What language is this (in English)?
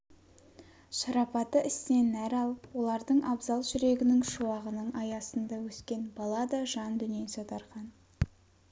Kazakh